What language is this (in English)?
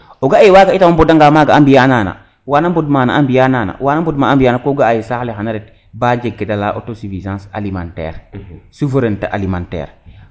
Serer